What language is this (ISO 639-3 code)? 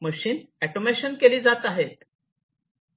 mar